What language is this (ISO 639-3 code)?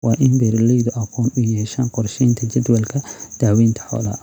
som